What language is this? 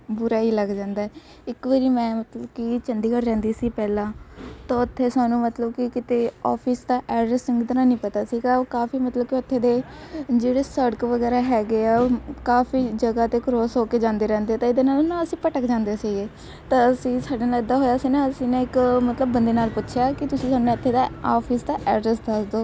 Punjabi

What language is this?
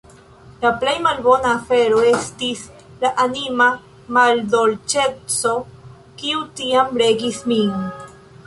Esperanto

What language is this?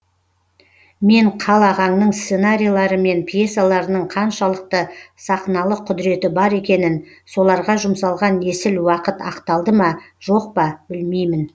Kazakh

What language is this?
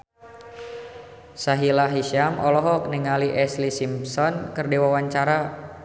Sundanese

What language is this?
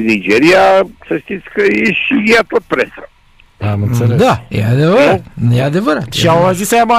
Romanian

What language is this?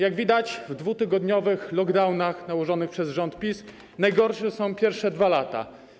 Polish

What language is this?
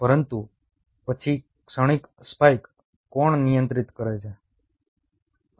Gujarati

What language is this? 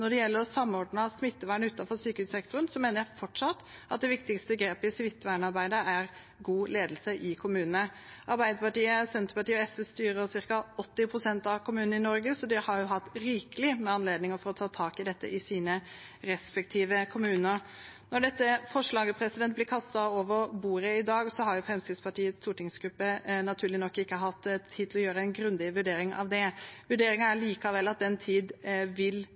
Norwegian Bokmål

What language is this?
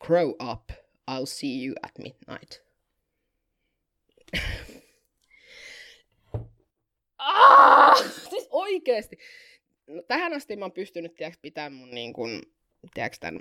Finnish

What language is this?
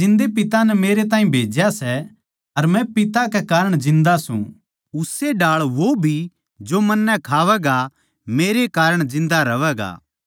Haryanvi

